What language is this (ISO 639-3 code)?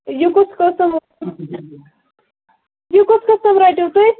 kas